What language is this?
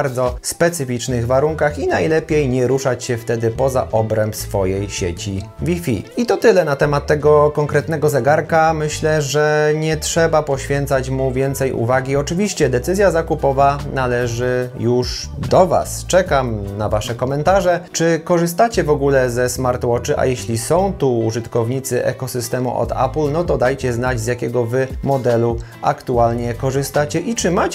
Polish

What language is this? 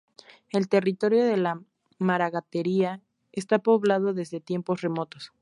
Spanish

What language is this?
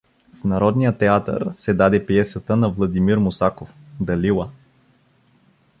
Bulgarian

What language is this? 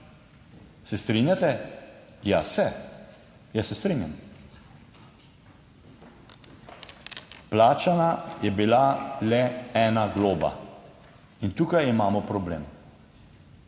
Slovenian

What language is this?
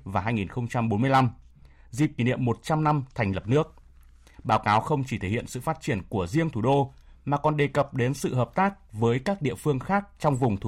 Vietnamese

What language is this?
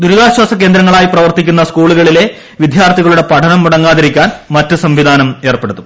Malayalam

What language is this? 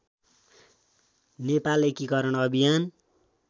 Nepali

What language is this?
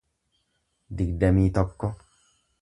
Oromo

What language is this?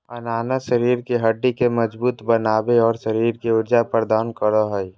Magahi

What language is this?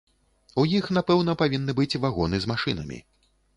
Belarusian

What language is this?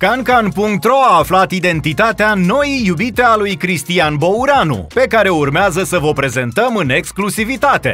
Romanian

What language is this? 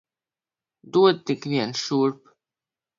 Latvian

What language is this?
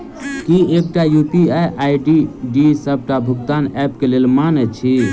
Maithili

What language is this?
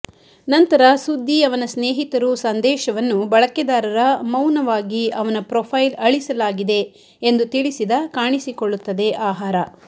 Kannada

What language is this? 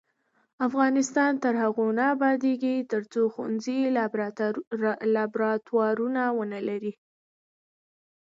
Pashto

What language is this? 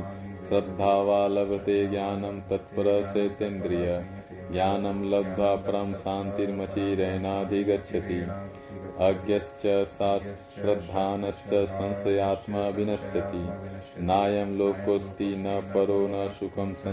Hindi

